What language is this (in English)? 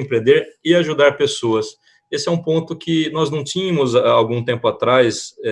Portuguese